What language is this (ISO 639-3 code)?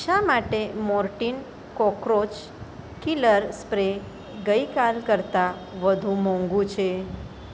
guj